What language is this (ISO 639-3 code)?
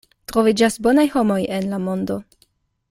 epo